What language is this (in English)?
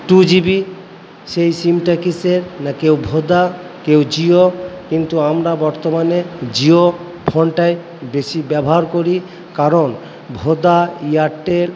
Bangla